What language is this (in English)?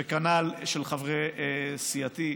Hebrew